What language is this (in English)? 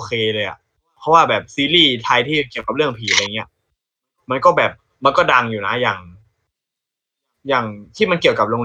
Thai